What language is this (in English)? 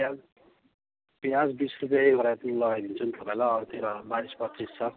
Nepali